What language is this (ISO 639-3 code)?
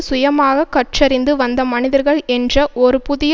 tam